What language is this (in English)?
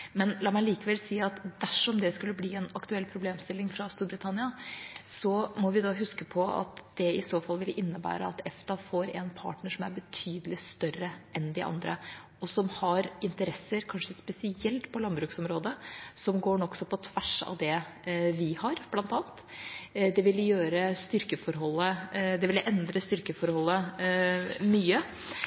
Norwegian Bokmål